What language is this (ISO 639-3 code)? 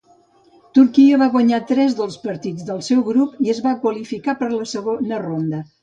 cat